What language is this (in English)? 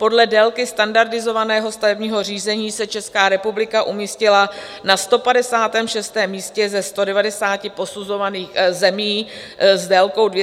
Czech